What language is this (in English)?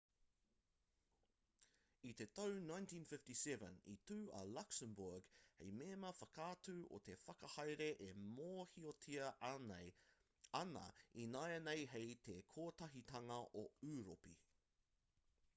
Māori